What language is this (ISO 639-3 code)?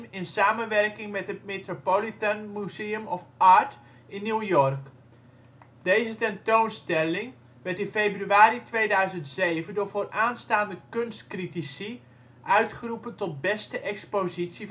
nld